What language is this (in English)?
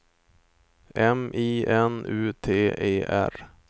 Swedish